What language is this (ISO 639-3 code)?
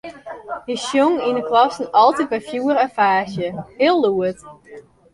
fry